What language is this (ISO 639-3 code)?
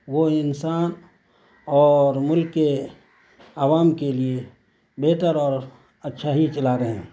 urd